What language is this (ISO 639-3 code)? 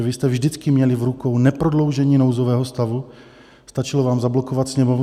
ces